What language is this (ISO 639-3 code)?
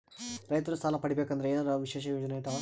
kan